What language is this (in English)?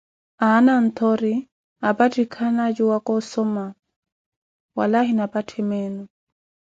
Koti